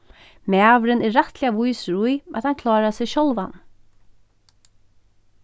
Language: Faroese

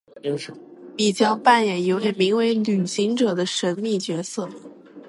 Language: Chinese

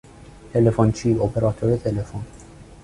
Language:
Persian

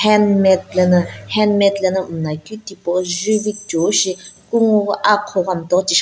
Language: Sumi Naga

